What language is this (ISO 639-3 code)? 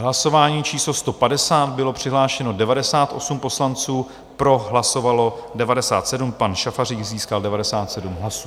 ces